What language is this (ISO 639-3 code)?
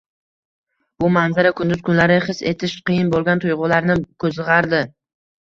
uzb